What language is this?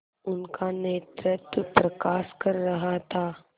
Hindi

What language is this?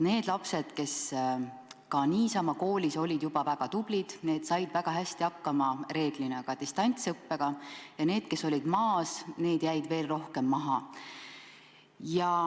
Estonian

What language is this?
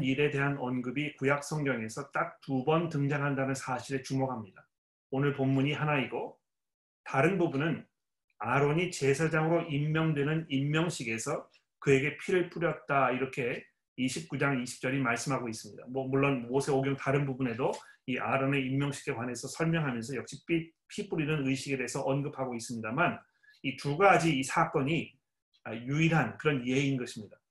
Korean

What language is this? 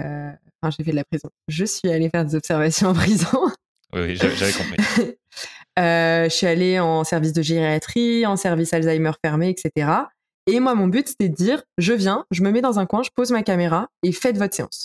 French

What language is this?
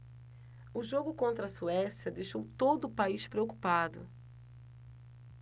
Portuguese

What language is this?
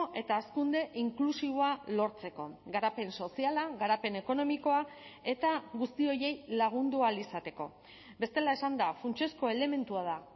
Basque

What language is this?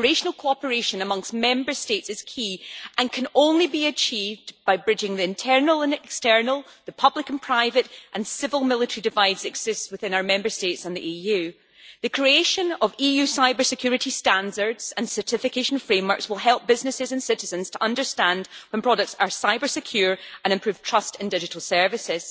English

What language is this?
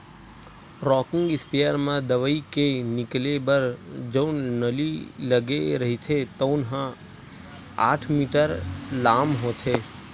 Chhattisgarhi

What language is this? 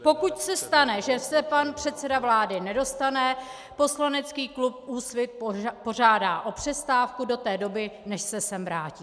Czech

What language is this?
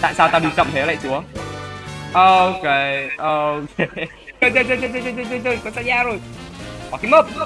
Vietnamese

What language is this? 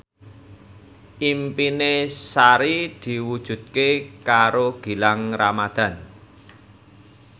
Javanese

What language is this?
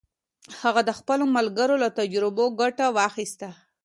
Pashto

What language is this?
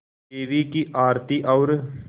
Hindi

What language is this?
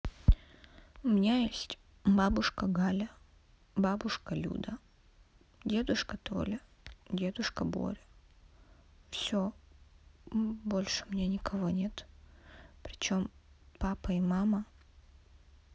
Russian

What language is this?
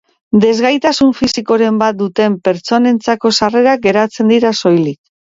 Basque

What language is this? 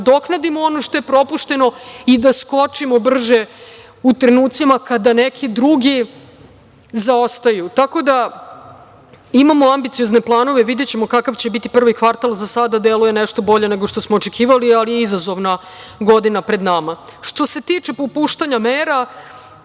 Serbian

